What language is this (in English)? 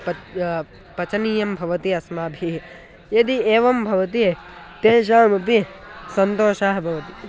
Sanskrit